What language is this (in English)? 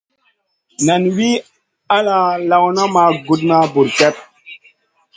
Masana